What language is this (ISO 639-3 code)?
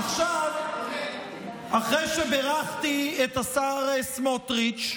heb